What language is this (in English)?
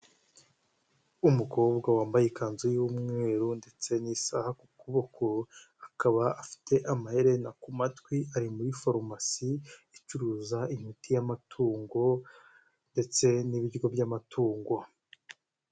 Kinyarwanda